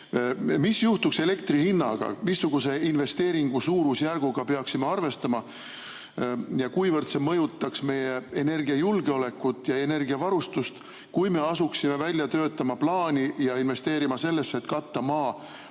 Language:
Estonian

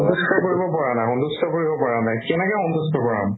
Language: Assamese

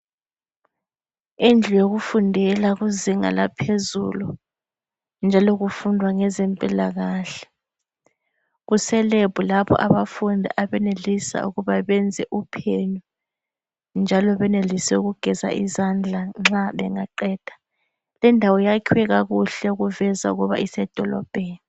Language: North Ndebele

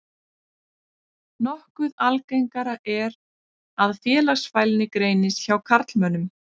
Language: Icelandic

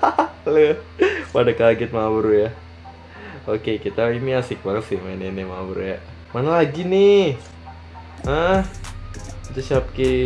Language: Indonesian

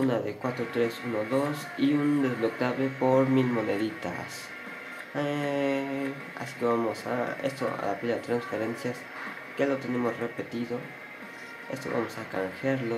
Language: Spanish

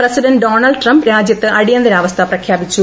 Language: Malayalam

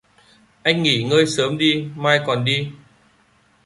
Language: Vietnamese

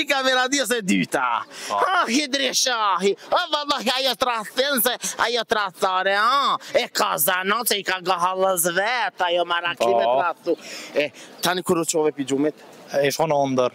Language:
Romanian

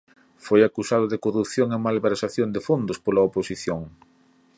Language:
Galician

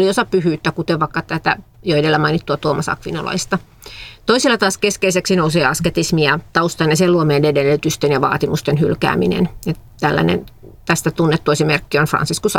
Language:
Finnish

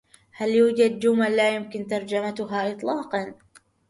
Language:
Arabic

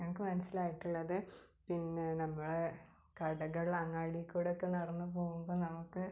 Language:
Malayalam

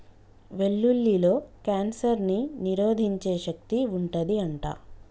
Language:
Telugu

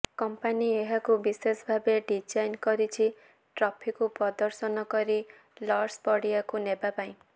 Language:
Odia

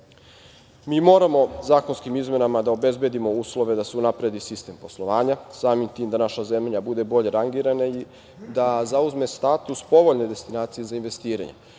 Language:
Serbian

